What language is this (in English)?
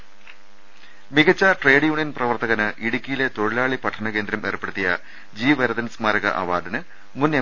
Malayalam